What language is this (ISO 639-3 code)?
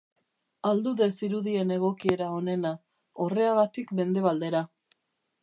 eus